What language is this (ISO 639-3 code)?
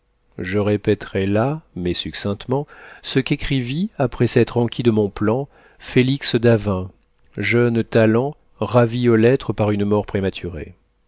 fra